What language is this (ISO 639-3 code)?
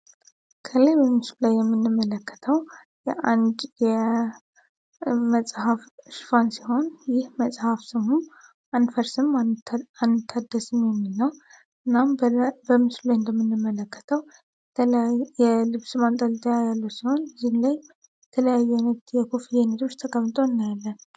amh